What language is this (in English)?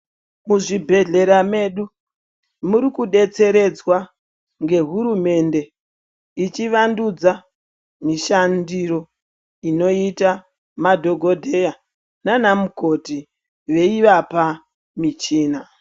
Ndau